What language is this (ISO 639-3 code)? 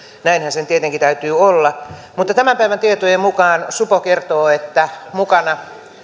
fin